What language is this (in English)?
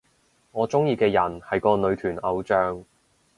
Cantonese